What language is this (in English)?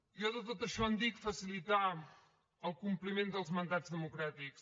Catalan